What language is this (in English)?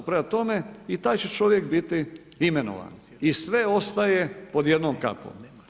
Croatian